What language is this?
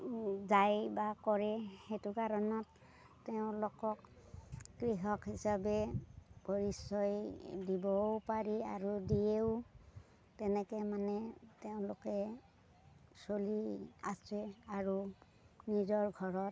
Assamese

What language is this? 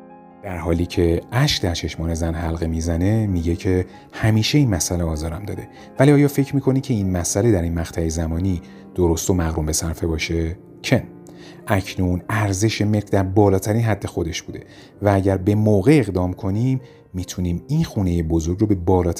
Persian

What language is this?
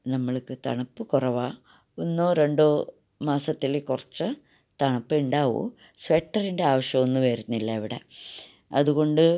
Malayalam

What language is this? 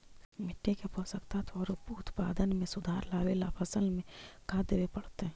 Magahi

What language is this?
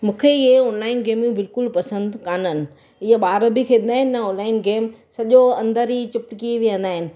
Sindhi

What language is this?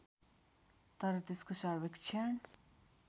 Nepali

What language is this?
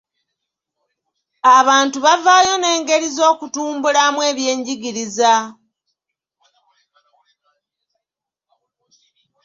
Ganda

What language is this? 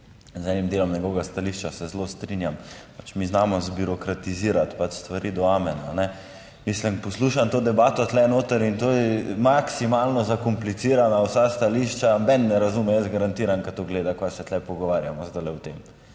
Slovenian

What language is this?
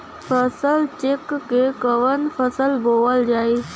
Bhojpuri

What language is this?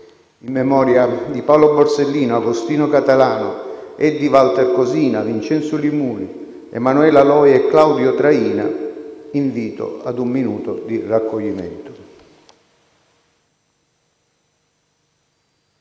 Italian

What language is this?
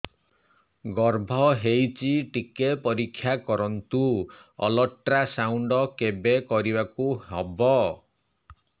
Odia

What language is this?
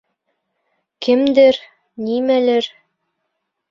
Bashkir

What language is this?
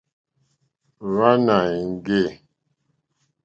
Mokpwe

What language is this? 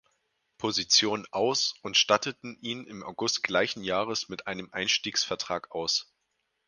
German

